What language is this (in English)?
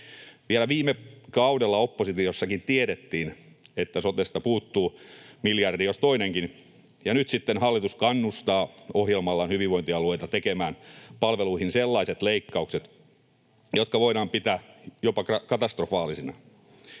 Finnish